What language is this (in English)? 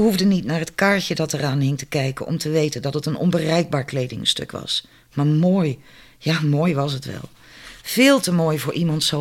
Dutch